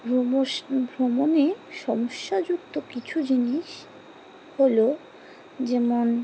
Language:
Bangla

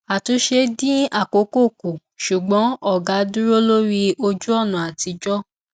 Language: Yoruba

